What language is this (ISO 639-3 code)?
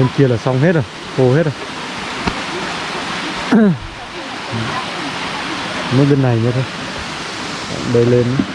vie